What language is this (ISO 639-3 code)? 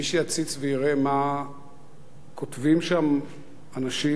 heb